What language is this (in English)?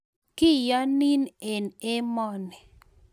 Kalenjin